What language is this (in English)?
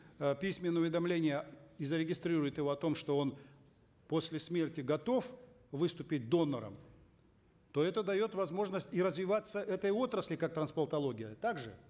Kazakh